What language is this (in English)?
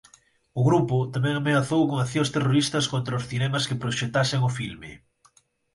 Galician